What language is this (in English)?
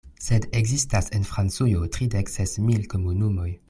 Esperanto